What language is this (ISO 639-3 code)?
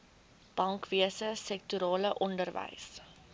afr